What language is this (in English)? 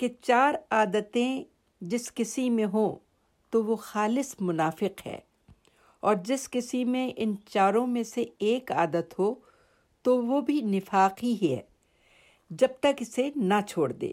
Urdu